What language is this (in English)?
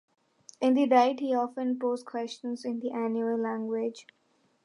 English